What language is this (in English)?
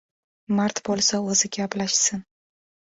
Uzbek